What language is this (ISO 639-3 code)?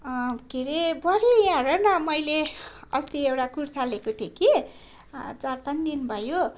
nep